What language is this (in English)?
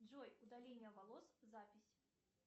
Russian